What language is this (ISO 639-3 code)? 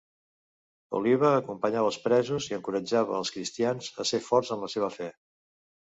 cat